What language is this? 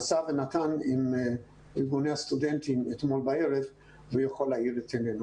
Hebrew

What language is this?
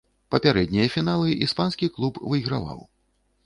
Belarusian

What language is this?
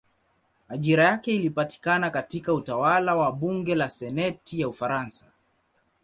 Swahili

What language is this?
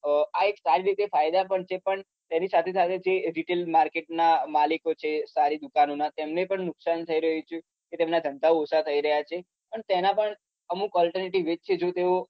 Gujarati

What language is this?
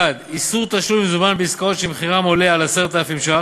Hebrew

